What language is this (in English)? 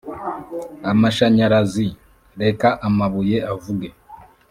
Kinyarwanda